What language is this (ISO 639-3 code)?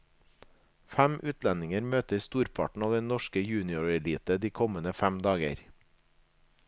nor